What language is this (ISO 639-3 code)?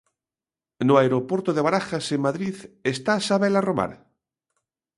glg